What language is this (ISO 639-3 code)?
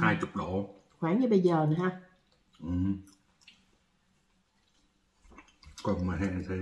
vie